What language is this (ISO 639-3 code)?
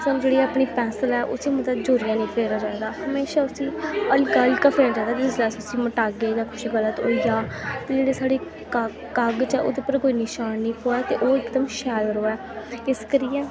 doi